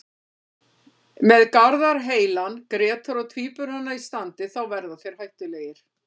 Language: Icelandic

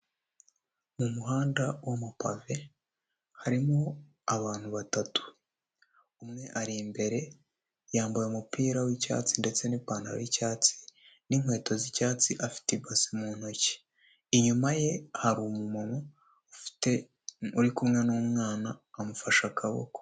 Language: Kinyarwanda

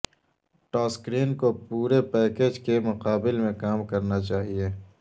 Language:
Urdu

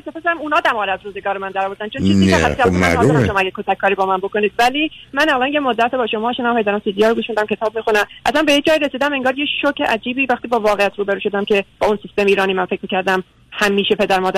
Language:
Persian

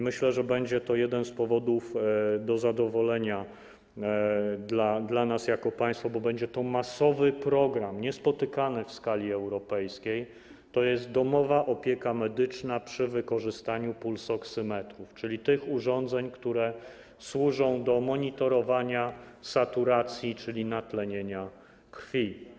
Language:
Polish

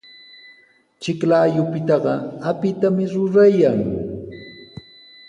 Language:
Sihuas Ancash Quechua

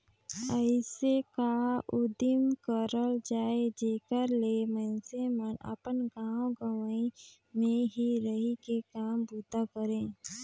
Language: Chhattisgarhi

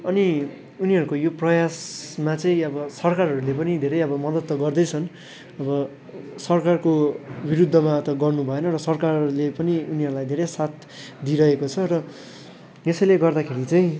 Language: Nepali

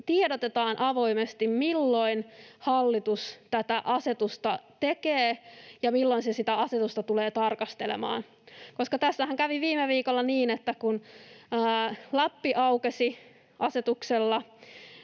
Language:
Finnish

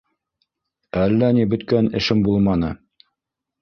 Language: Bashkir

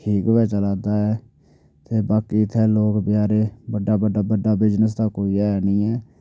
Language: Dogri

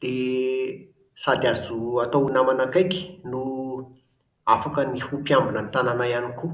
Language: Malagasy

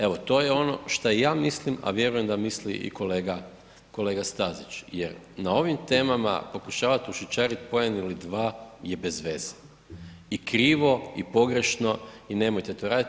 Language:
Croatian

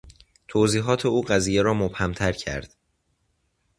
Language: Persian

